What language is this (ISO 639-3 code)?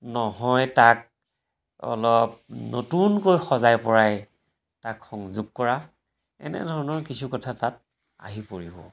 asm